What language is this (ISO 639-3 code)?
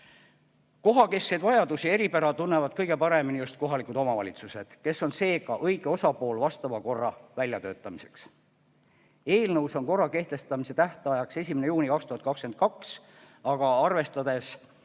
est